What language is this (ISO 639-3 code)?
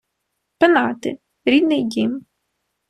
ukr